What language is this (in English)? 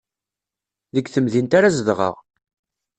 Kabyle